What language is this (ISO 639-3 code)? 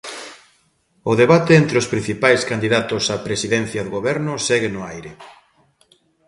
glg